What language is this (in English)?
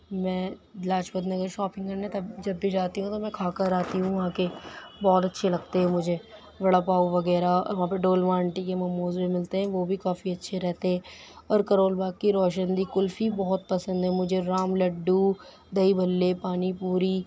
Urdu